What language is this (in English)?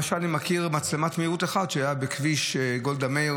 Hebrew